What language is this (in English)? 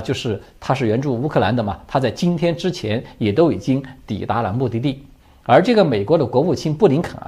Chinese